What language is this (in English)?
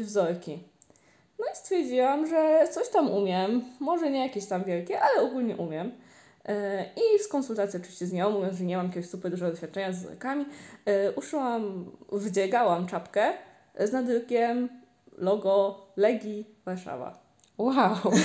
Polish